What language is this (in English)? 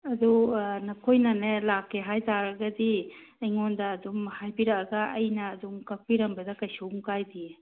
Manipuri